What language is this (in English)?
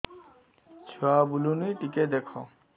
Odia